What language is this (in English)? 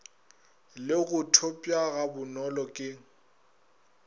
Northern Sotho